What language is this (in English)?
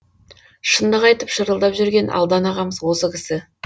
Kazakh